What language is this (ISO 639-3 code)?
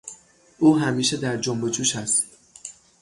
fas